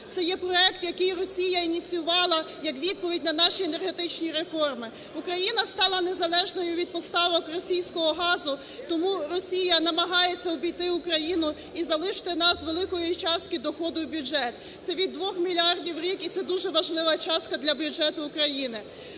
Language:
Ukrainian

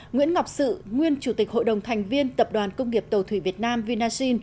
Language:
Vietnamese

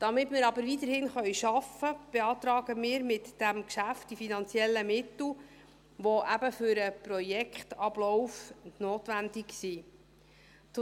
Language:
Swiss German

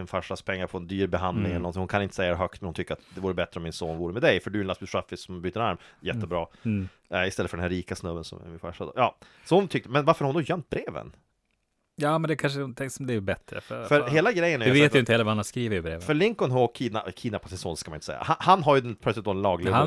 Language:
Swedish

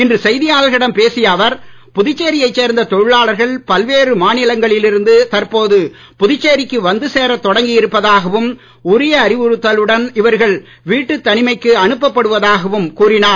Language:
Tamil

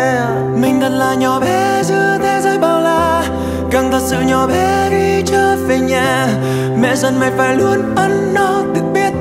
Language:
Vietnamese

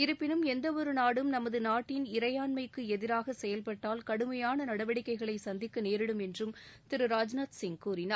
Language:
Tamil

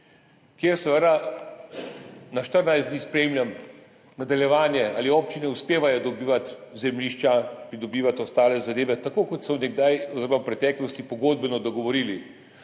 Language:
Slovenian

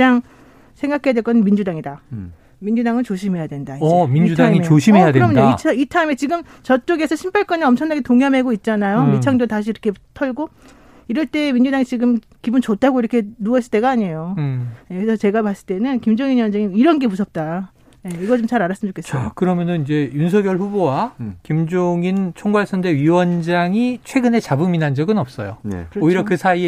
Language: Korean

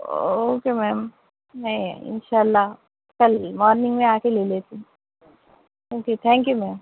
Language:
Urdu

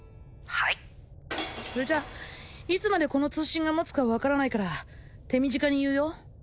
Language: Japanese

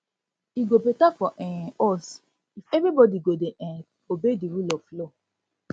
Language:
Nigerian Pidgin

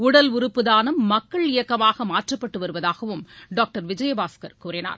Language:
Tamil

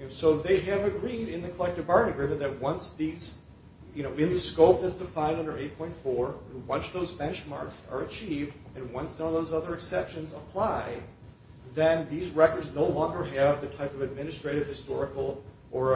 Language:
English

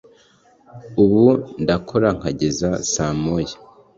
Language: Kinyarwanda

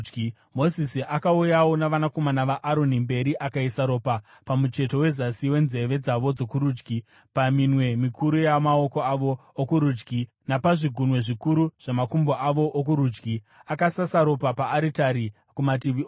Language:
Shona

